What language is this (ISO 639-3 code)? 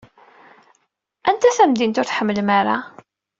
kab